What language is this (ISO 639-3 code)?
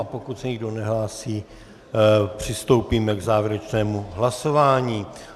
ces